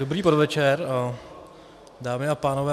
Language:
Czech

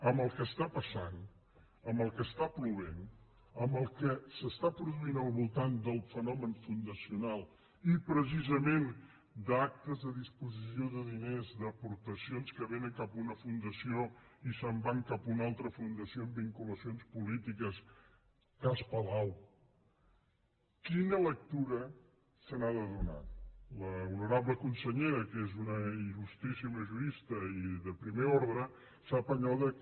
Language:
Catalan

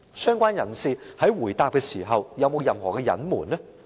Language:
Cantonese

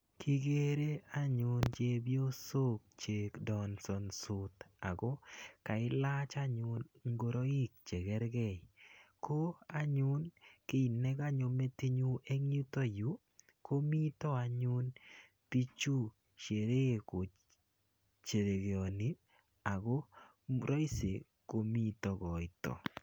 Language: Kalenjin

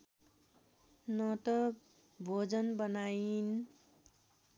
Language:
Nepali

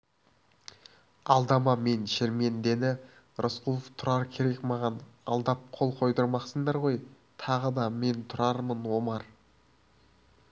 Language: Kazakh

